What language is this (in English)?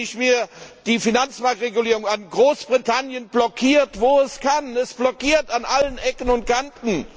German